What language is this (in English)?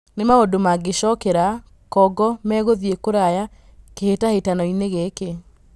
Kikuyu